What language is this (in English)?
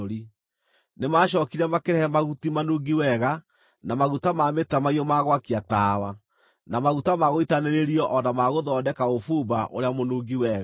Kikuyu